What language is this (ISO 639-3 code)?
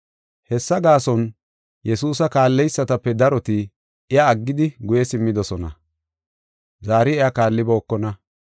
gof